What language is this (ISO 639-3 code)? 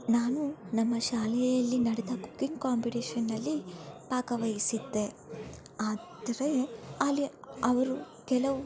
kan